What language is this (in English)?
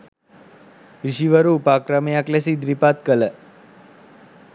Sinhala